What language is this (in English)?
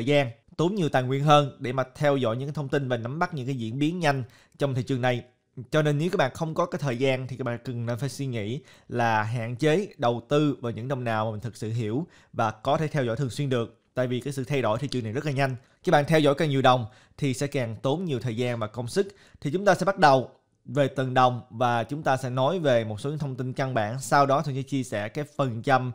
Vietnamese